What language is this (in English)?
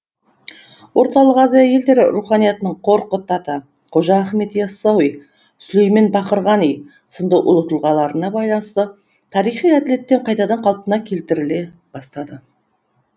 Kazakh